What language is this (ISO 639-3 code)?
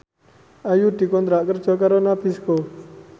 jav